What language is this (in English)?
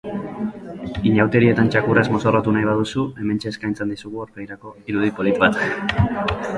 Basque